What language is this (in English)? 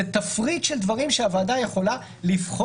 Hebrew